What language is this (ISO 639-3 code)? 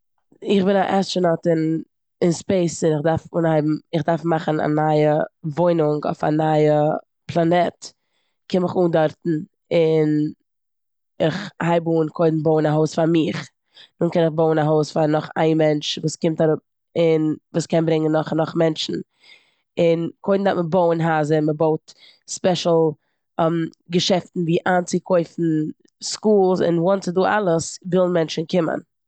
yid